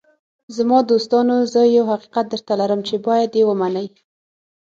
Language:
Pashto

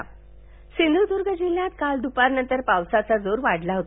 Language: Marathi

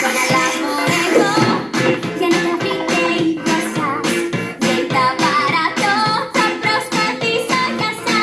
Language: Greek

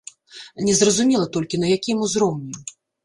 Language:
Belarusian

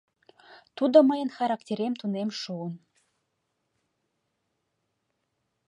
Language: Mari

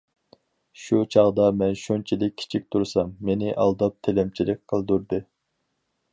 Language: Uyghur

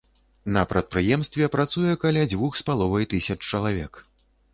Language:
Belarusian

